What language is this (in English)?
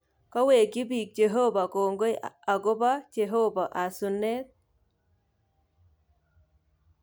Kalenjin